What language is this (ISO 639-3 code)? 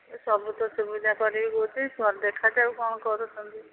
ori